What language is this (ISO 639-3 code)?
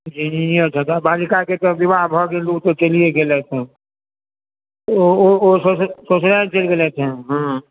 mai